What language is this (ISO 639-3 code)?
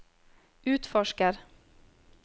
nor